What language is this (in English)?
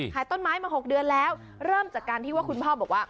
Thai